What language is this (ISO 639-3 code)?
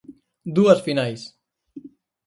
glg